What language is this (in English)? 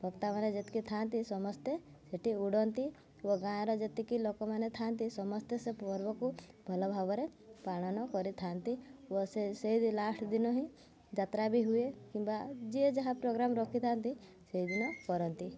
Odia